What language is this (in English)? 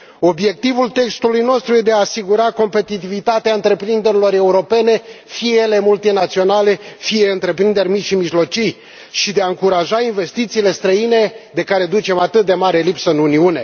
Romanian